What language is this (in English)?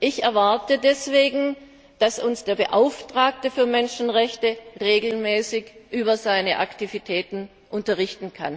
German